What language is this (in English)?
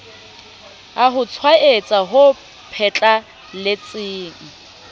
Southern Sotho